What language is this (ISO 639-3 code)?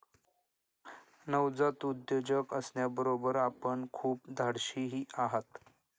mar